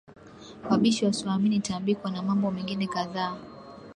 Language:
Swahili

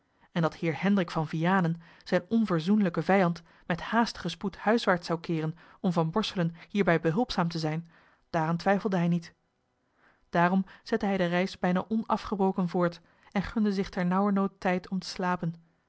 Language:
Dutch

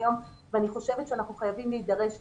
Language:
Hebrew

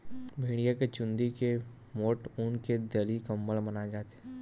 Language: Chhattisgarhi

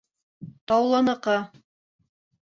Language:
Bashkir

